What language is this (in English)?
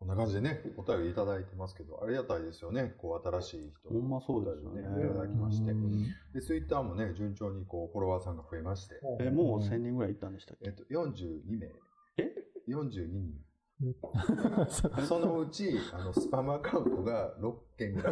Japanese